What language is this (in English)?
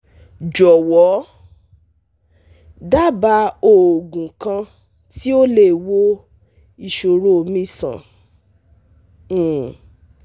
Yoruba